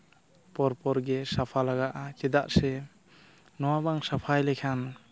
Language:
Santali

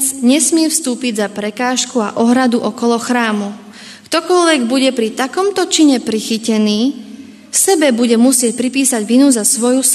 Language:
Slovak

